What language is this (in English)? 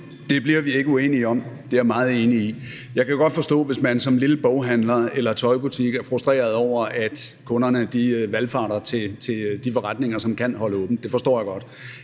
Danish